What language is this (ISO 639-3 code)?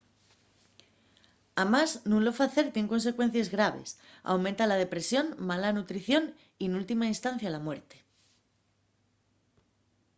ast